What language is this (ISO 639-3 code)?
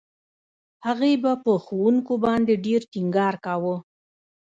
pus